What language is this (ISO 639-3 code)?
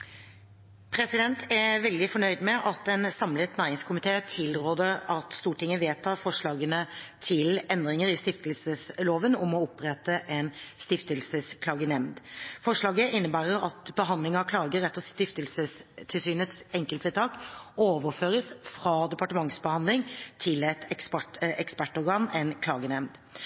nob